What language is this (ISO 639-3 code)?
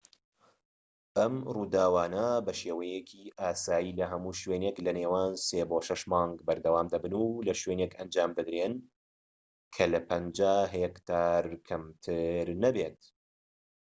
ckb